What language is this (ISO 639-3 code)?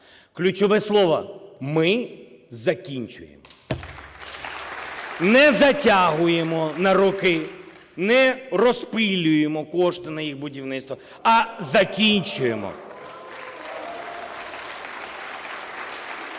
ukr